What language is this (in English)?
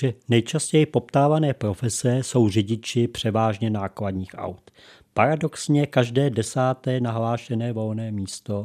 Czech